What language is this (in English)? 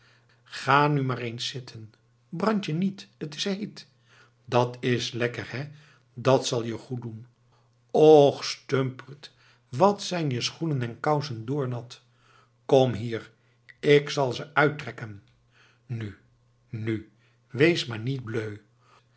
Dutch